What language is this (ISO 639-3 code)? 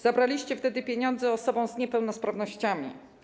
pol